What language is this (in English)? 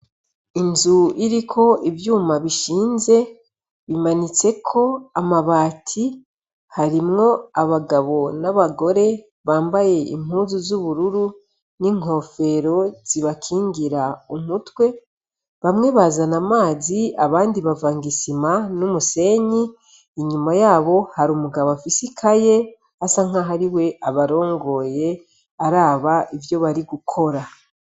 Rundi